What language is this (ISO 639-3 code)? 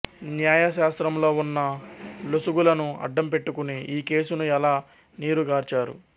tel